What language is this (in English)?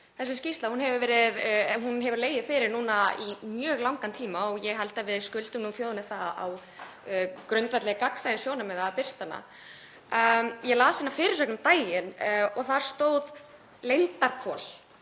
Icelandic